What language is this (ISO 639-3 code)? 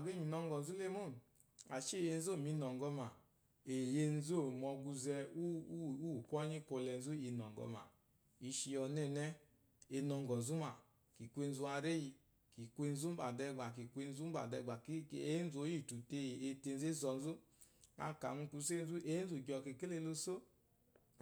afo